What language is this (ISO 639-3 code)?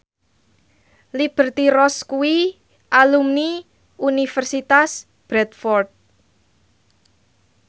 jav